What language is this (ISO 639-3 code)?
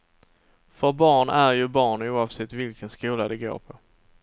swe